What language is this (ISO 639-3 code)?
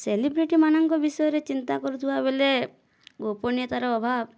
ori